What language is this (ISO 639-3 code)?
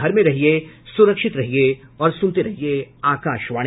hin